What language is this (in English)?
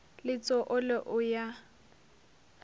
Northern Sotho